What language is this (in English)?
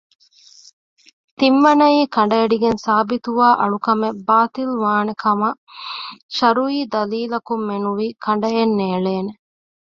Divehi